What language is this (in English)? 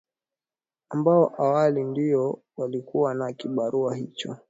Swahili